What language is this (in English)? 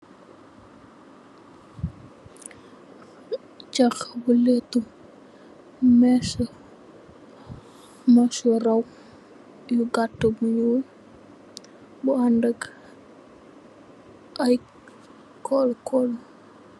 Wolof